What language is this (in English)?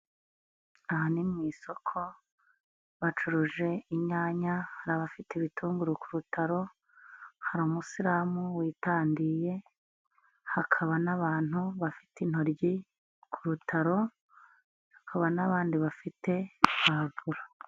Kinyarwanda